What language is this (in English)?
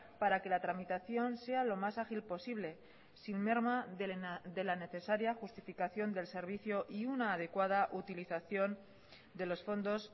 Spanish